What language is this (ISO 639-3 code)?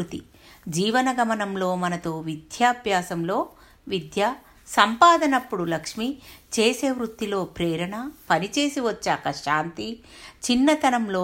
tel